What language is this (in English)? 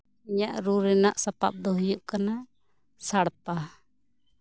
Santali